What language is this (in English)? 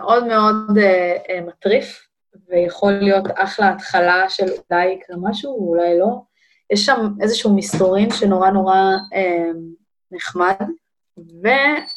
Hebrew